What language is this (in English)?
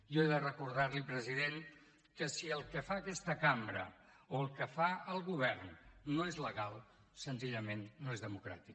Catalan